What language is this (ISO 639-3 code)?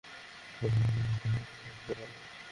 ben